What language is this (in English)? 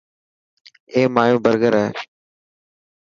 Dhatki